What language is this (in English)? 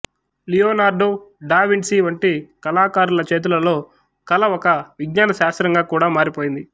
Telugu